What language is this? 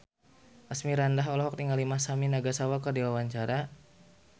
Sundanese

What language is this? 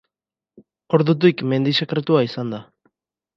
Basque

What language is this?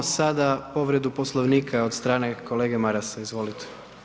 Croatian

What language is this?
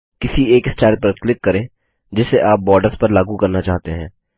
Hindi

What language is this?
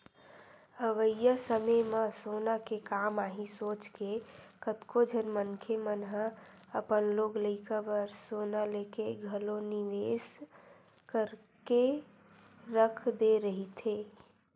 Chhattisgarhi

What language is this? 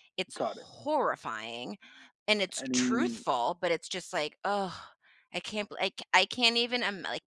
English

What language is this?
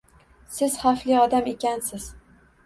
Uzbek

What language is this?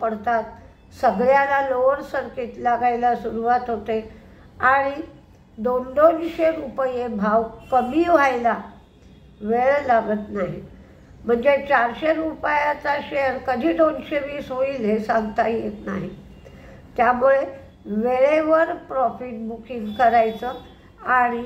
Marathi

